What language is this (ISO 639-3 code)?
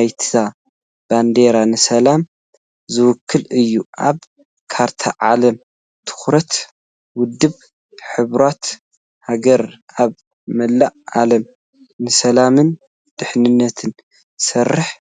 tir